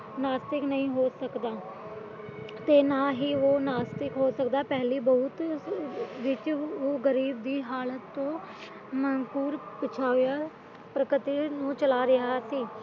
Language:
Punjabi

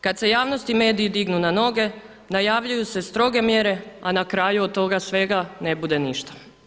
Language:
Croatian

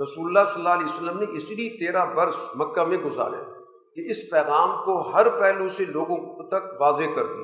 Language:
Urdu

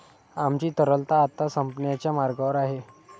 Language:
Marathi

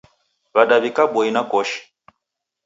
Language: Taita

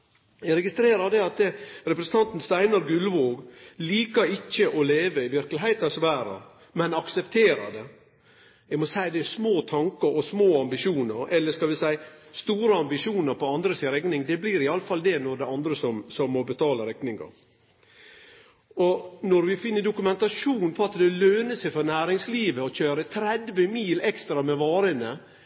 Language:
Norwegian Nynorsk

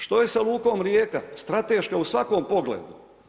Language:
Croatian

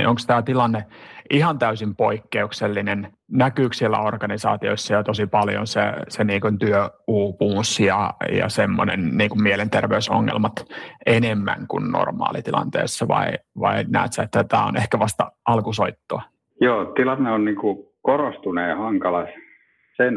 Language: Finnish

